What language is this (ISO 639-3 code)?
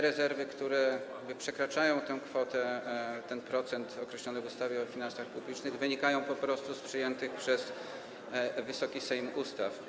pol